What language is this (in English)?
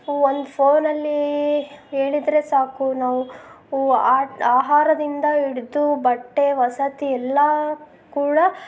Kannada